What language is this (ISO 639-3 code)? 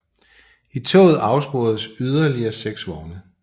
dan